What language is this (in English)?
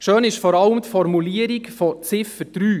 Swiss German